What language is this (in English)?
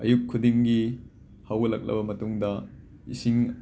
Manipuri